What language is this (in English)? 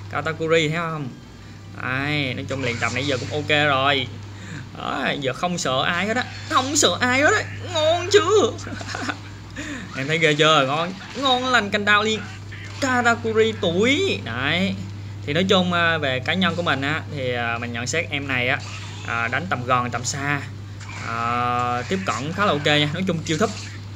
Vietnamese